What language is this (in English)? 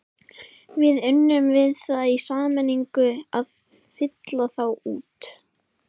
Icelandic